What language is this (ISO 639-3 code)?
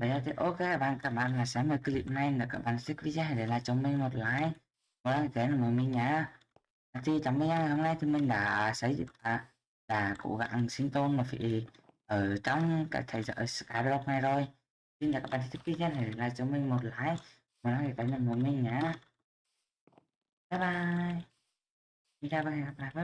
vie